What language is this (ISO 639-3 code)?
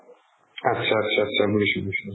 asm